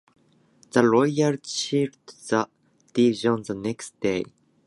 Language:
English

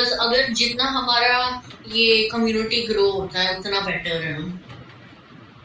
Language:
Hindi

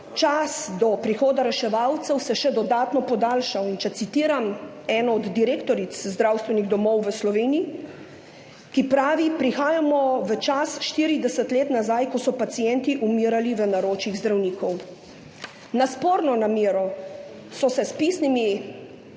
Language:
Slovenian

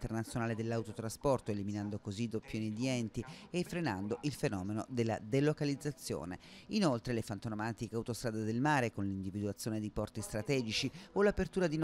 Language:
Italian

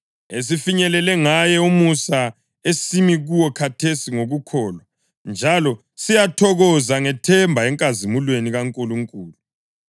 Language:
North Ndebele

